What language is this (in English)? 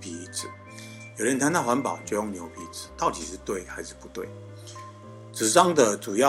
Chinese